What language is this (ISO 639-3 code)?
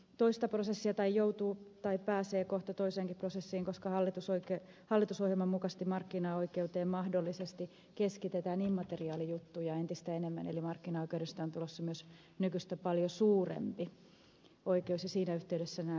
fin